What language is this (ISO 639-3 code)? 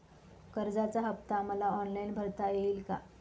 mar